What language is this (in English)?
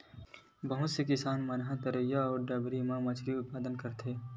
Chhattisgarhi